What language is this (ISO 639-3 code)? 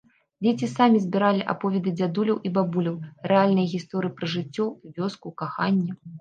bel